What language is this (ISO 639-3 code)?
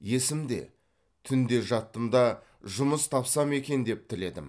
kaz